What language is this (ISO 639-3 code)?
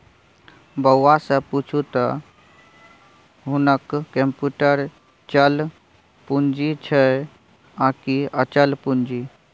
mai